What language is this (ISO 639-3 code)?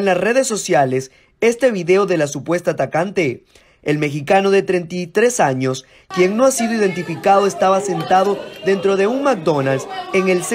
spa